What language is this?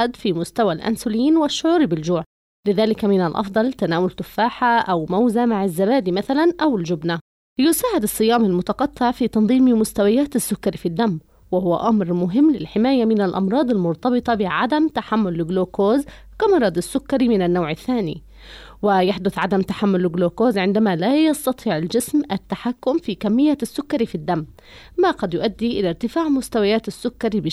Arabic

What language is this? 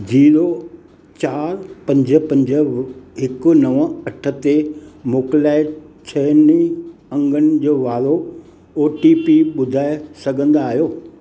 Sindhi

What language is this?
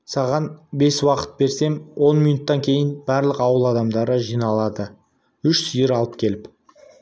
Kazakh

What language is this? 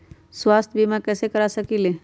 Magahi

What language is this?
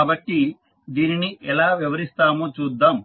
Telugu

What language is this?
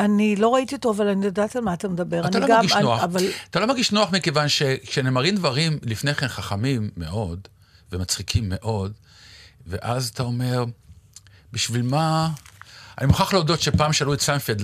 Hebrew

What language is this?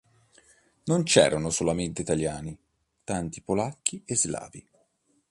Italian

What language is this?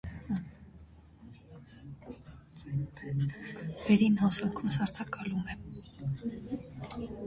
Armenian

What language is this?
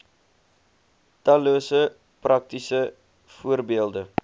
Afrikaans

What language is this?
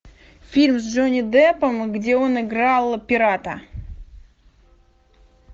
Russian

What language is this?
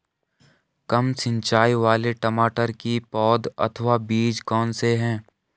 Hindi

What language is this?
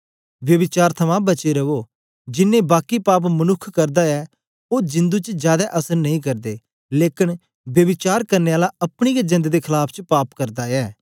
Dogri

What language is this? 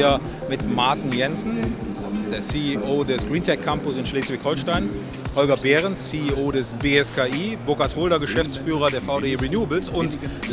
German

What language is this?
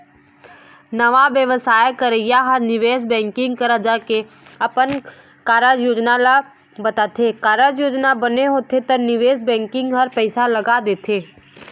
Chhattisgarhi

